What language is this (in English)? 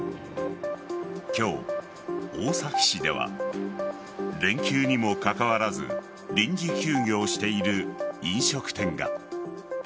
Japanese